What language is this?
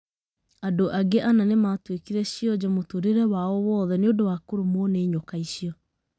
Kikuyu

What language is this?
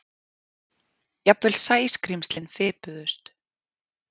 Icelandic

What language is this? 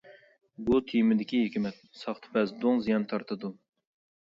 Uyghur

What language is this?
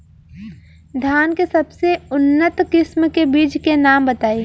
Bhojpuri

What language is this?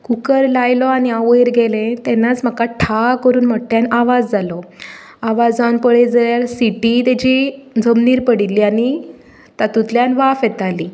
Konkani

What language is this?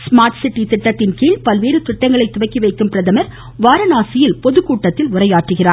Tamil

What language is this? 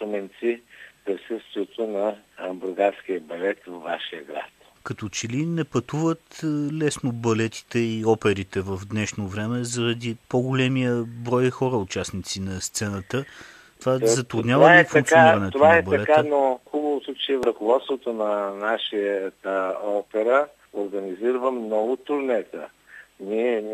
Bulgarian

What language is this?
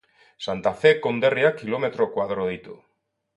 Basque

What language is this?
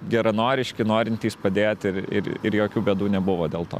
Lithuanian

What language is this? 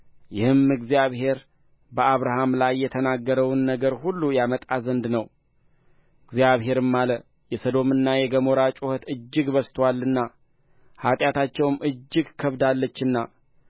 Amharic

